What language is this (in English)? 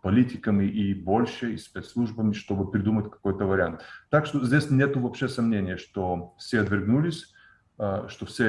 Russian